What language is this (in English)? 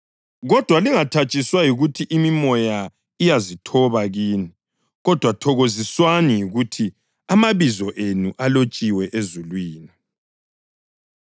North Ndebele